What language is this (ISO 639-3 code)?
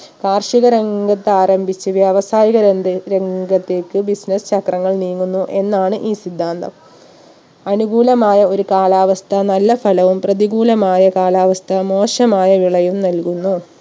mal